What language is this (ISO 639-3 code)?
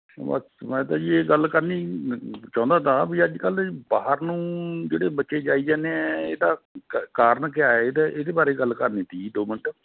pan